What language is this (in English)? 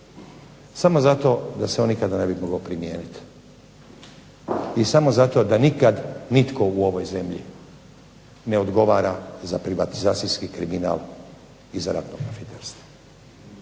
Croatian